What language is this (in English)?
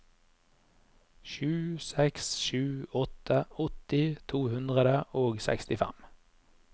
Norwegian